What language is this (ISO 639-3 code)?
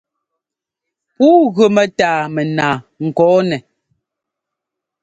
jgo